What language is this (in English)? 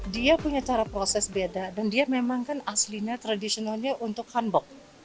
Indonesian